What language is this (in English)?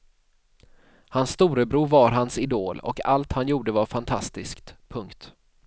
Swedish